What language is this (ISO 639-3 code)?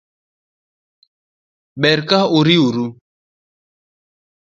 luo